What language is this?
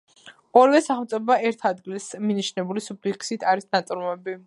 Georgian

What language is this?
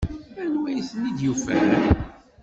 Kabyle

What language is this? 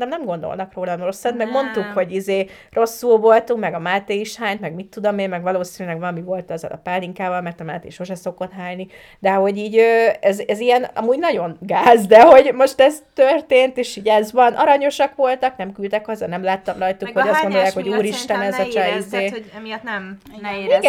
Hungarian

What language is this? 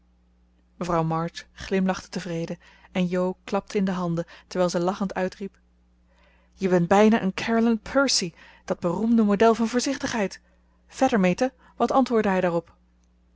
Dutch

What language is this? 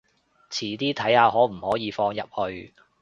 Cantonese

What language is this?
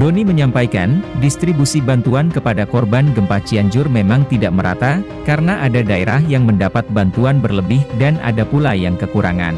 Indonesian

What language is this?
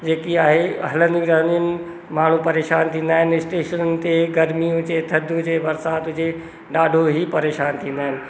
Sindhi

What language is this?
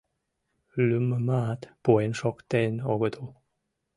Mari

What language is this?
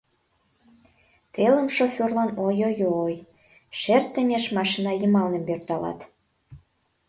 Mari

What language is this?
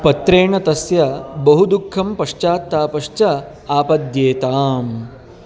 Sanskrit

